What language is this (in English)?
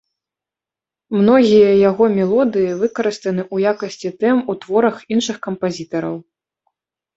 Belarusian